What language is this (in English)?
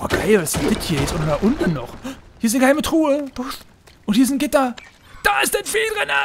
German